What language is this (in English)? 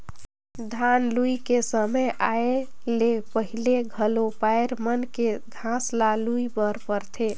Chhattisgarhi